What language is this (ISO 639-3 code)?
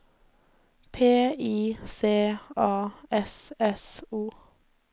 nor